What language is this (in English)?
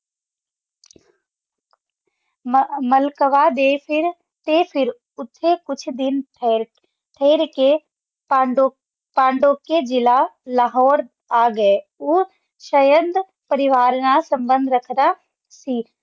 Punjabi